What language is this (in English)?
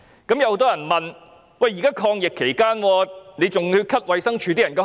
Cantonese